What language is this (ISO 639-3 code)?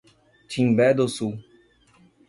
por